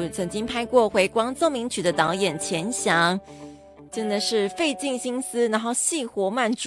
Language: Chinese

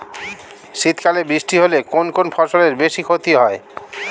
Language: Bangla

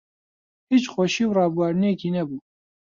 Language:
Central Kurdish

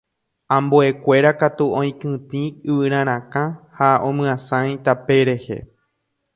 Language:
Guarani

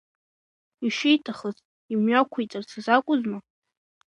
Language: Abkhazian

